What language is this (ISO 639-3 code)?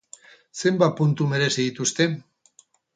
eus